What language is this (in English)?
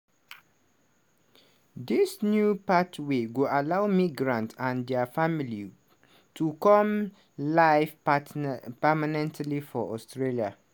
Nigerian Pidgin